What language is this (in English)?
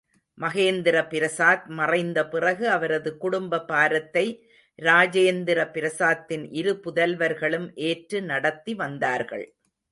Tamil